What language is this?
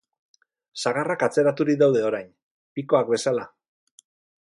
Basque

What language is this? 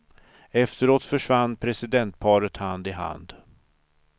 Swedish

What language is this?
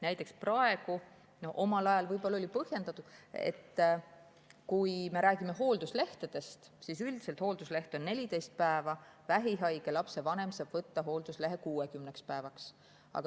Estonian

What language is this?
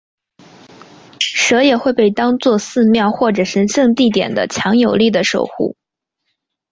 Chinese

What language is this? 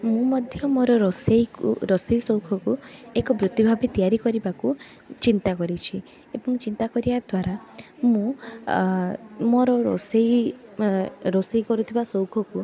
Odia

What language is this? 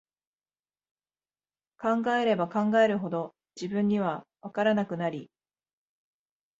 Japanese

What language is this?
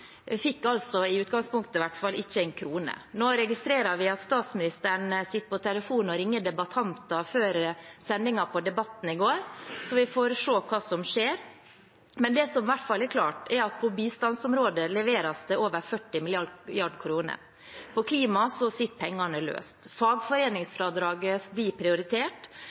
Norwegian Bokmål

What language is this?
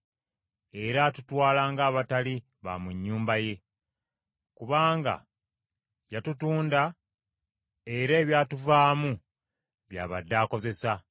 Ganda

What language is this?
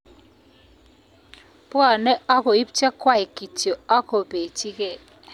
Kalenjin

